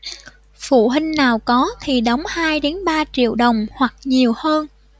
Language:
Vietnamese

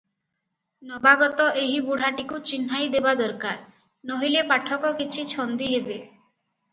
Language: Odia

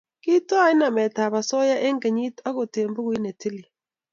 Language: Kalenjin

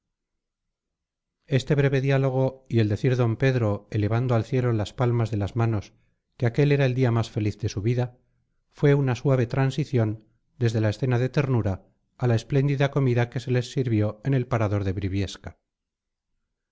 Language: Spanish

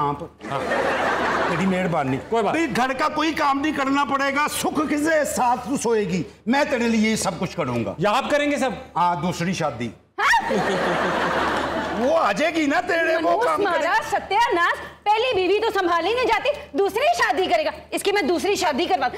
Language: Hindi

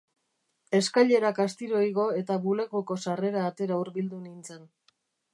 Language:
Basque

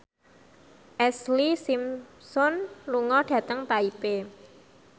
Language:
Javanese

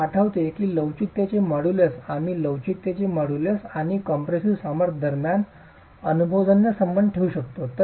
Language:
Marathi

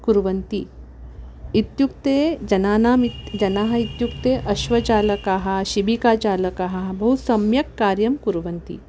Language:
Sanskrit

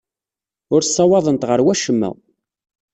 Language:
Kabyle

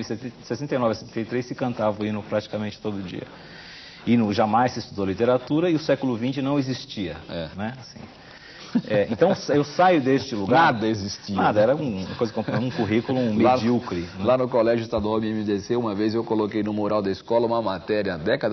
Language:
Portuguese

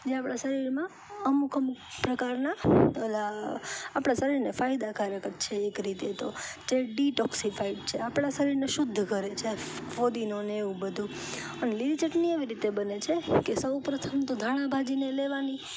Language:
Gujarati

